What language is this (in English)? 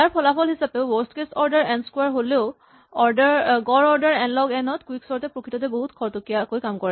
Assamese